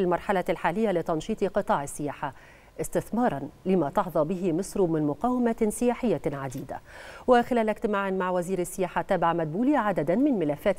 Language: Arabic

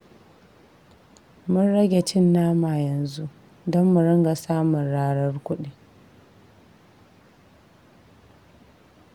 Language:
Hausa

